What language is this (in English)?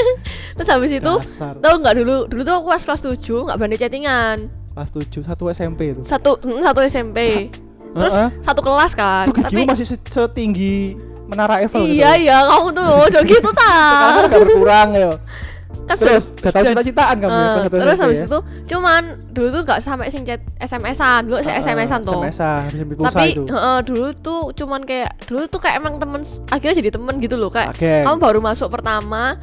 Indonesian